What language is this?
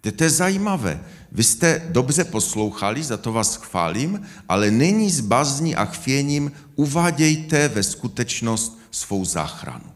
Czech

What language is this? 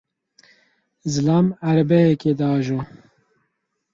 Kurdish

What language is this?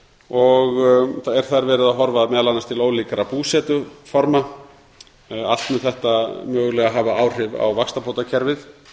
Icelandic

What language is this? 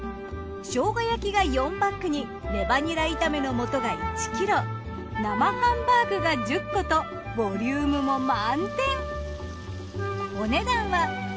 Japanese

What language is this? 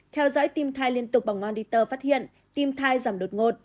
Vietnamese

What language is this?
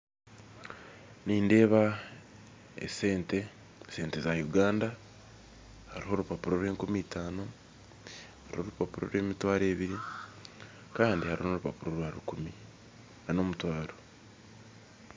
Nyankole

